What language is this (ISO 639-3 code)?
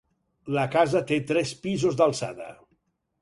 cat